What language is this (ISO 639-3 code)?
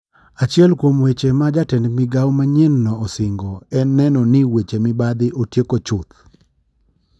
luo